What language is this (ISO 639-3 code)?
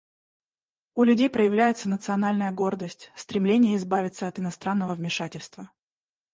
rus